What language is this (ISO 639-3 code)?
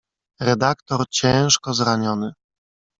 pol